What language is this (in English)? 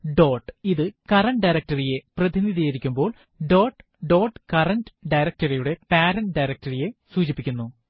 Malayalam